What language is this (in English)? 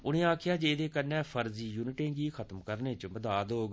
Dogri